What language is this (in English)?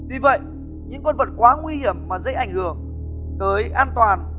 Vietnamese